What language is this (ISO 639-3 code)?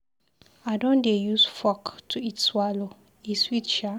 pcm